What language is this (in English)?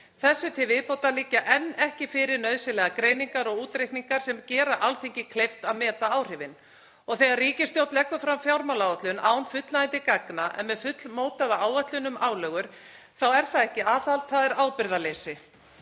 Icelandic